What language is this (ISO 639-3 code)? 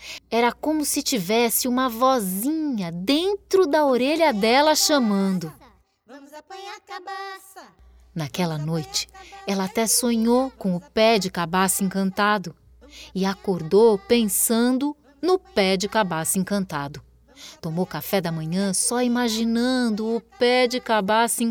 por